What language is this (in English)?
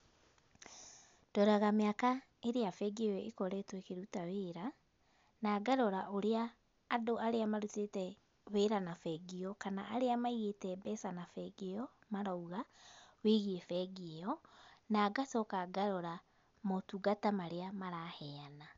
Kikuyu